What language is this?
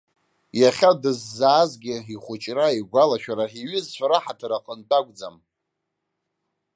Abkhazian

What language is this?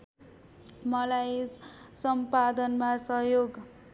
Nepali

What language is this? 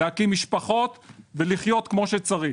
Hebrew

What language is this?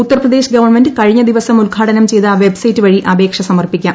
Malayalam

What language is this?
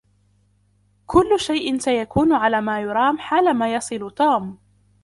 Arabic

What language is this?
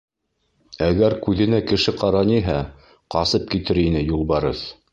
Bashkir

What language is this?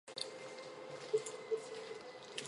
Chinese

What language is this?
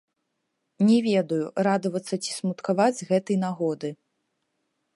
Belarusian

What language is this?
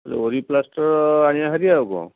Odia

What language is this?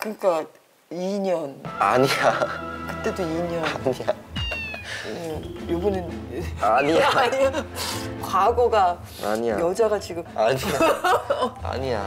Korean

